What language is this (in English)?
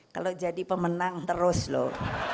Indonesian